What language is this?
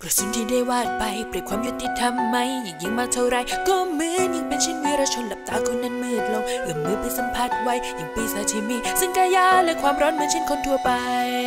Thai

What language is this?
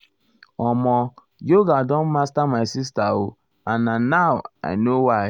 Nigerian Pidgin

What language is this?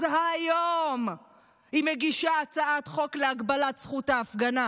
Hebrew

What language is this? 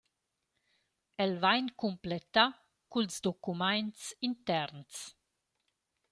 Romansh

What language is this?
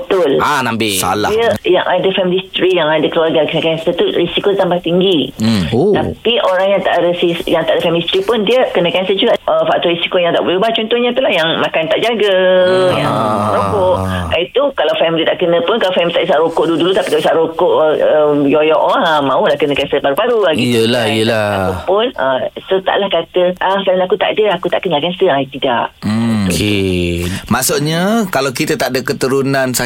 Malay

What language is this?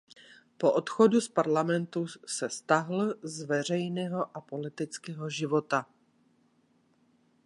Czech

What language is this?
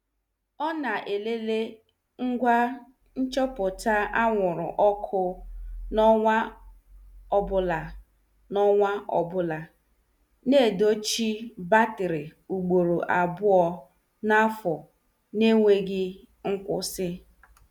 Igbo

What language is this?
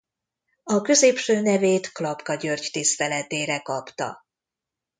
Hungarian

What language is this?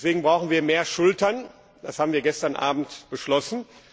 German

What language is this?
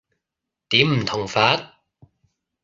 Cantonese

